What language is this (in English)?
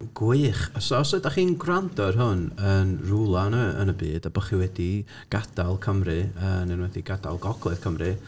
Welsh